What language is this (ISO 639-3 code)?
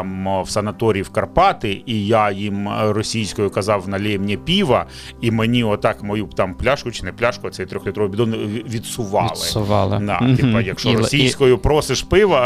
ukr